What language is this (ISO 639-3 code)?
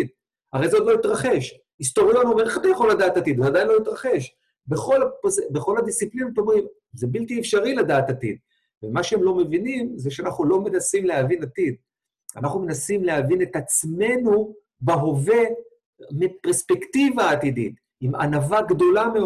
heb